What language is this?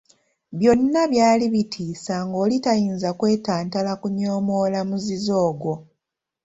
Ganda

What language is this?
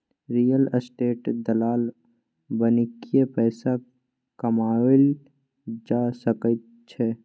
Maithili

